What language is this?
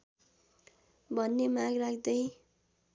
Nepali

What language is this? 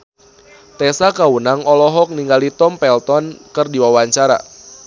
Sundanese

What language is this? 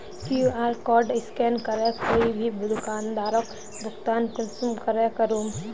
Magahi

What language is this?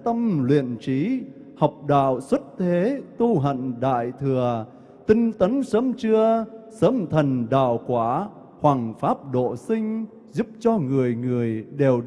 Vietnamese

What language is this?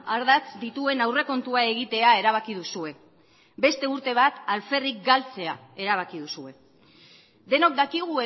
Basque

